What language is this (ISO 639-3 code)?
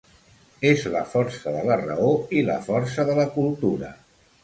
cat